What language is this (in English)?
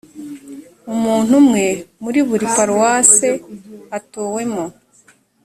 Kinyarwanda